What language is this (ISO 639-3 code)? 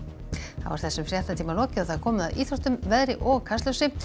isl